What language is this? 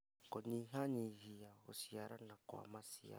Kikuyu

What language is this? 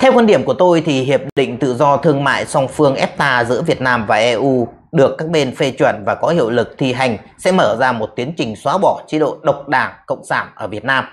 Vietnamese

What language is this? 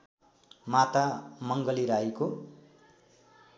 Nepali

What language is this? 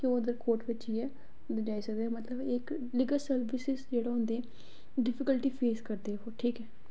Dogri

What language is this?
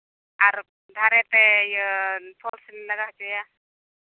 Santali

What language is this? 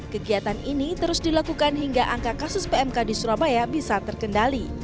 Indonesian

